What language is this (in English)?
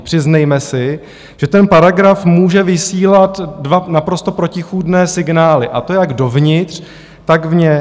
Czech